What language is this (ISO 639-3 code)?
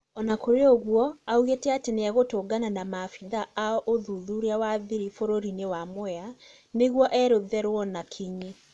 kik